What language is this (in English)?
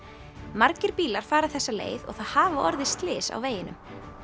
Icelandic